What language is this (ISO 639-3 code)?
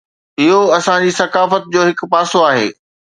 snd